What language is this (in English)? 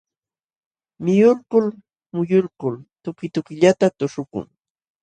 Jauja Wanca Quechua